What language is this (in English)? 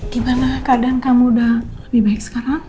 Indonesian